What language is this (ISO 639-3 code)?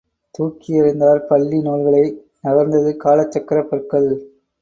tam